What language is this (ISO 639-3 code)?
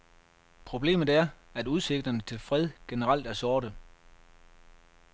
dan